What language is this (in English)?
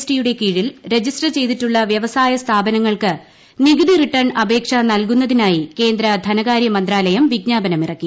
Malayalam